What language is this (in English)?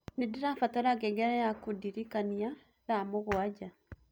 Kikuyu